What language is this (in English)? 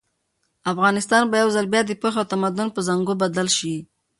Pashto